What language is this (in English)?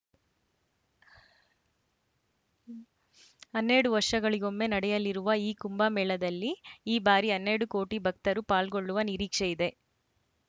Kannada